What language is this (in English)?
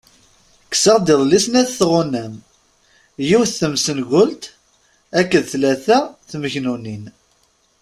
Kabyle